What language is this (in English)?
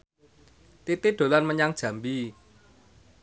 Javanese